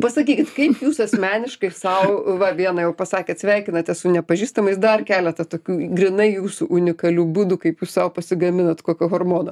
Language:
Lithuanian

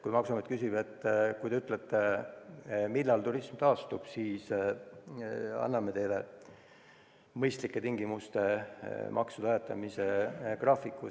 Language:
Estonian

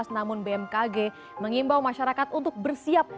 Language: Indonesian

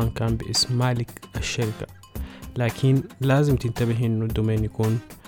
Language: Arabic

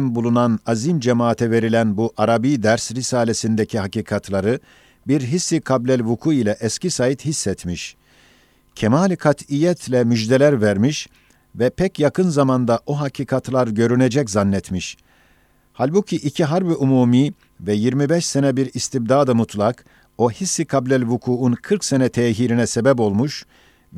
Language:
Turkish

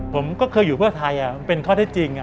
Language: Thai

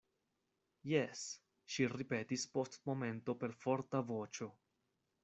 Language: Esperanto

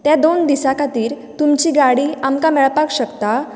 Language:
Konkani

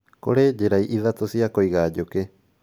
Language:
Kikuyu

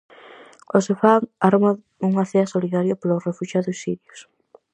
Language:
Galician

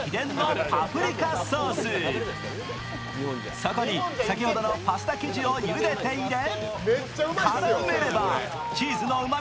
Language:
Japanese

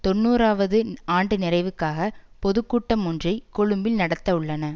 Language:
Tamil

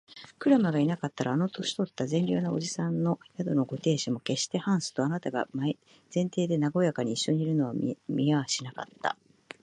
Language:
Japanese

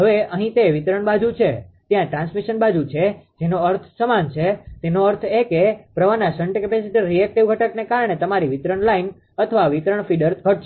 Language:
Gujarati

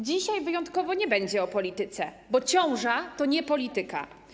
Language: Polish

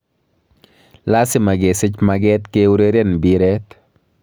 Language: Kalenjin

